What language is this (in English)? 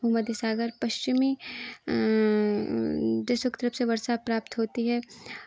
Hindi